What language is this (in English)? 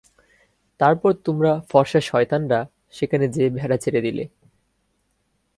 Bangla